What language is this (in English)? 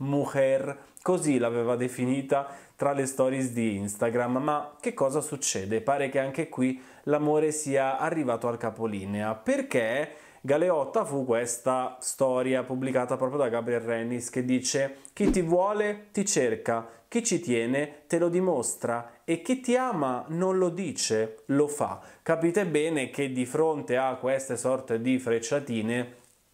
Italian